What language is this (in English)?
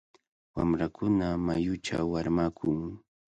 Cajatambo North Lima Quechua